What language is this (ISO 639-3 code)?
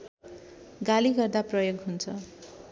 nep